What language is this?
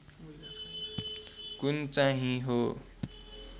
Nepali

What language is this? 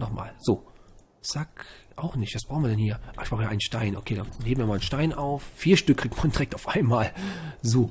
German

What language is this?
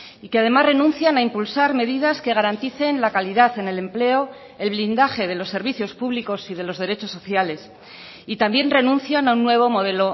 Spanish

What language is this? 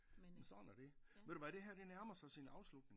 Danish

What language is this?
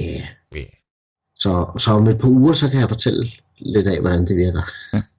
Danish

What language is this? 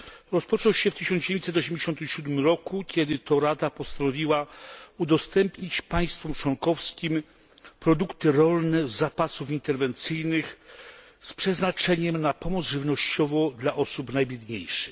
Polish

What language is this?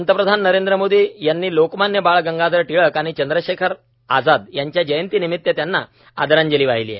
Marathi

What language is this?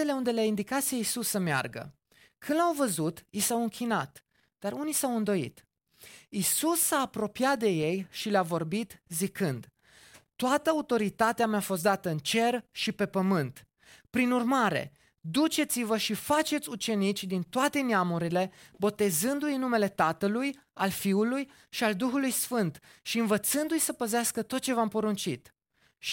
Romanian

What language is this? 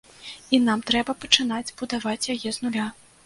Belarusian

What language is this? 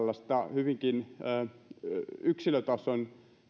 Finnish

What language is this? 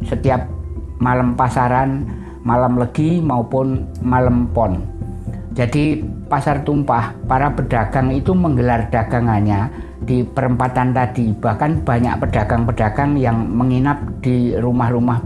Indonesian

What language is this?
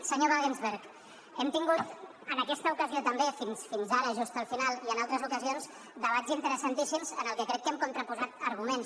Catalan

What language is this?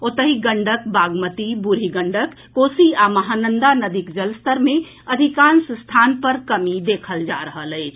Maithili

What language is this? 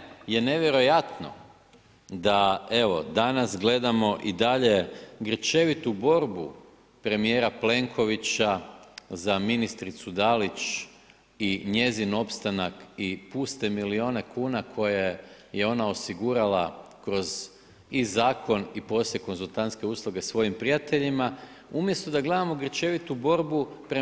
Croatian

